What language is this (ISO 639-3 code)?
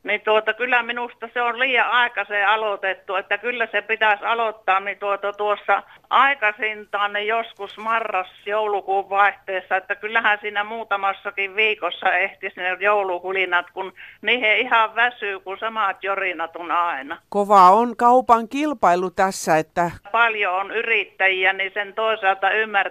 fin